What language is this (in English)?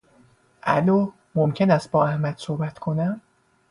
Persian